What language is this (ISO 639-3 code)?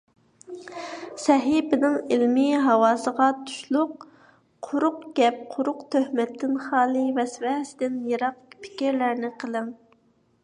uig